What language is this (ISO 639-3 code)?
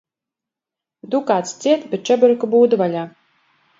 lav